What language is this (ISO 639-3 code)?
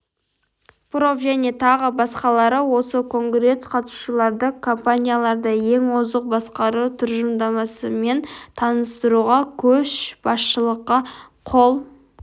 kaz